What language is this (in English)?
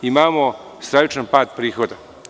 Serbian